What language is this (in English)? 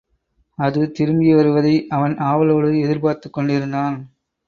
Tamil